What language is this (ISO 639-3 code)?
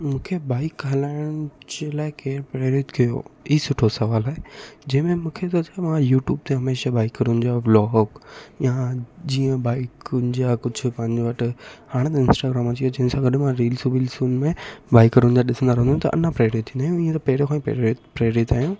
snd